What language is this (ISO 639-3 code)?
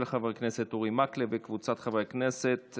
heb